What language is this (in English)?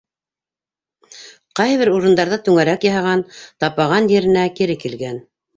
Bashkir